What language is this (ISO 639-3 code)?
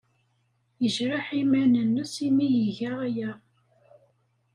kab